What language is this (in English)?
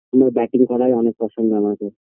Bangla